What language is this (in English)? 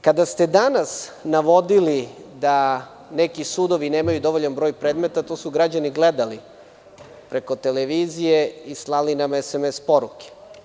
Serbian